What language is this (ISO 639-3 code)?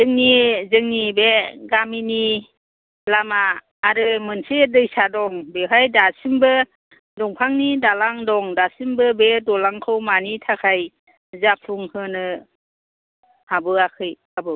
brx